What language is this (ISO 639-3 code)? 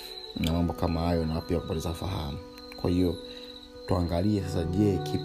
swa